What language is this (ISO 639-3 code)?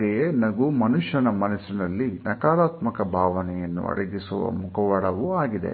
kan